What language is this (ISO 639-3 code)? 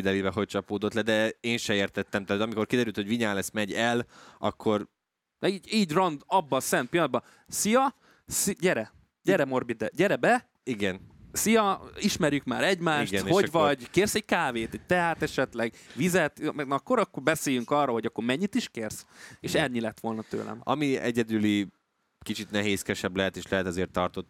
hun